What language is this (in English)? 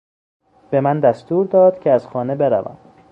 Persian